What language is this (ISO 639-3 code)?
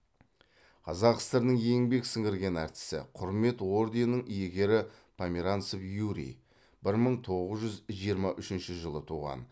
kaz